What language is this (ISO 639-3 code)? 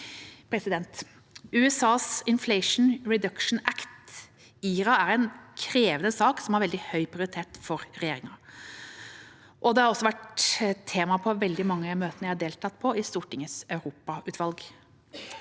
nor